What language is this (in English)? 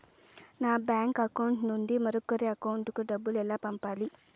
Telugu